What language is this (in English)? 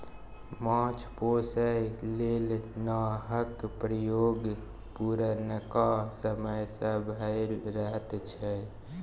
Maithili